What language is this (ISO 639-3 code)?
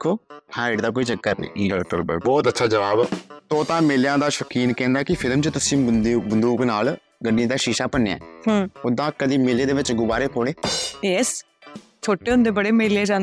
pan